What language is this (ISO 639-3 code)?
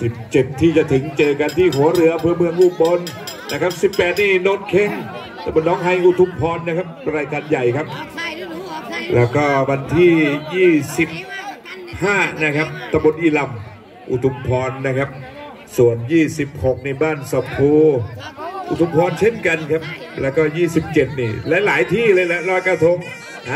tha